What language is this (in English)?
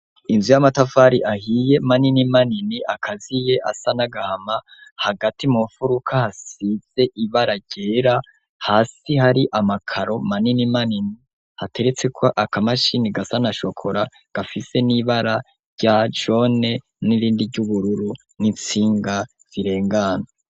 Rundi